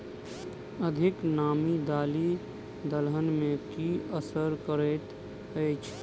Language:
Maithili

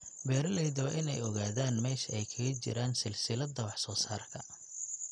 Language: Somali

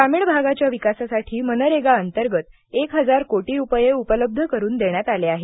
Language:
Marathi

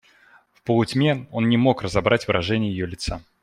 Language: Russian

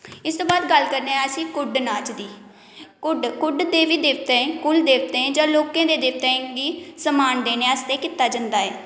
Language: Dogri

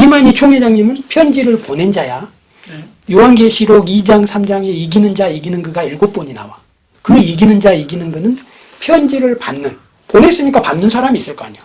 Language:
Korean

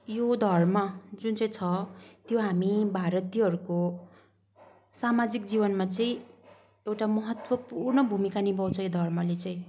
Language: Nepali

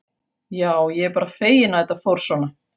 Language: Icelandic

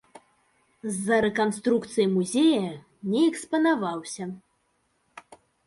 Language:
Belarusian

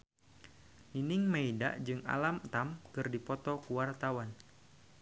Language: Sundanese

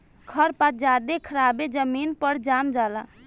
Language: Bhojpuri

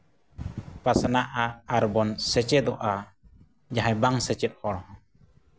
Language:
Santali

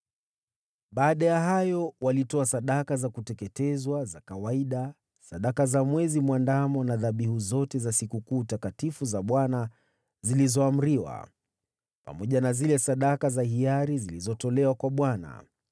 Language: Swahili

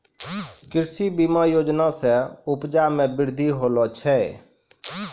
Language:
Maithili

